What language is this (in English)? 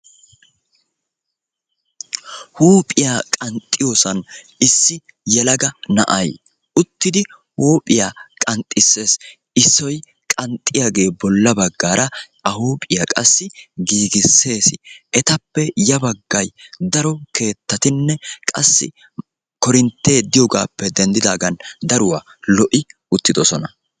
Wolaytta